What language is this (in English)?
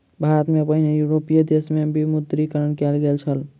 Maithili